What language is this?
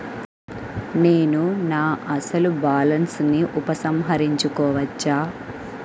Telugu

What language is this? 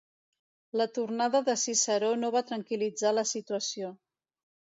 Catalan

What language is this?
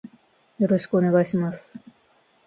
Japanese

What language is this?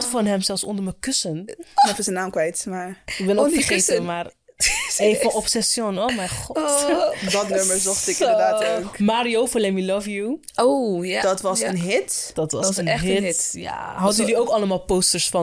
Dutch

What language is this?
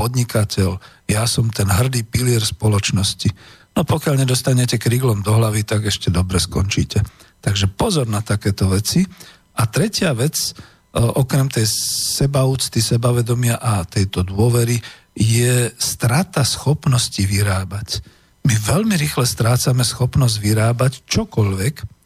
Slovak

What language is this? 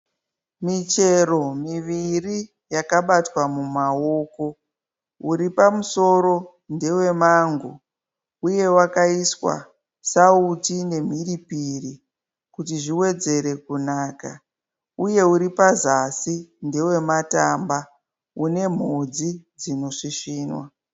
Shona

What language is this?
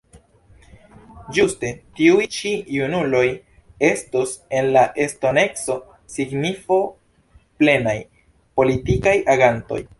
Esperanto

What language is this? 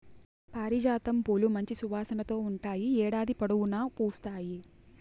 Telugu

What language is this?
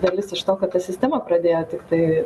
Lithuanian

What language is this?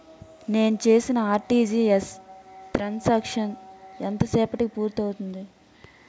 Telugu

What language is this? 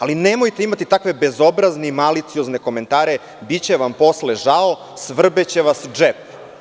Serbian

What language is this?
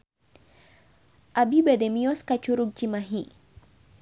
Sundanese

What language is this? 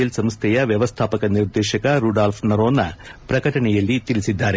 Kannada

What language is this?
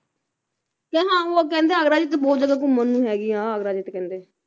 Punjabi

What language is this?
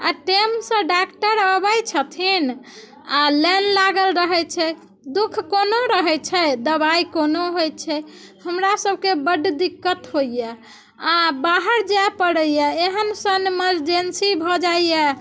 Maithili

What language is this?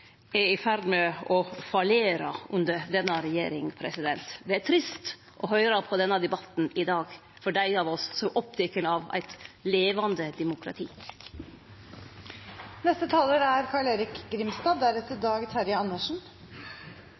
Norwegian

